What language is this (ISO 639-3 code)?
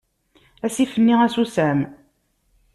kab